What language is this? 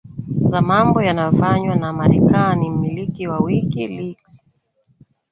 Swahili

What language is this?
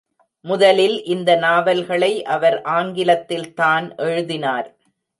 Tamil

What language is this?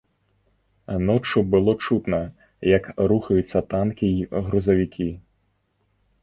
Belarusian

